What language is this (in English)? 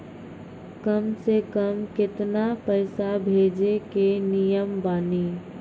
Maithili